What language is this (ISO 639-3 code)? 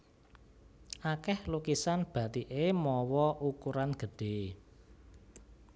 jav